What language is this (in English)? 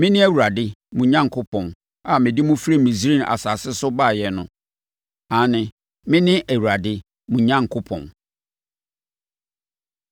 Akan